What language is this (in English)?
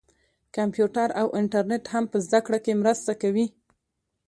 Pashto